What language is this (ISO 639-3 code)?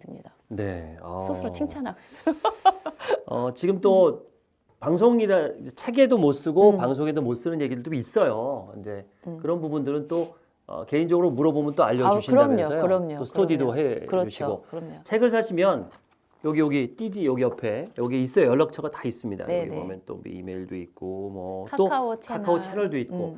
kor